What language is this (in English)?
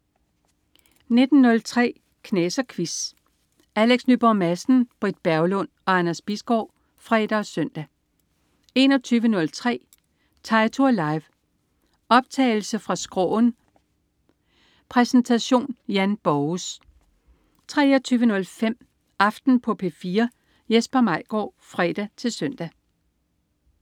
Danish